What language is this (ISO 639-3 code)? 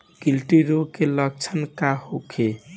bho